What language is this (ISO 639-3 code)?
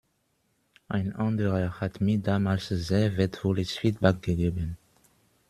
deu